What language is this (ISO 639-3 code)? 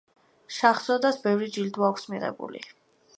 kat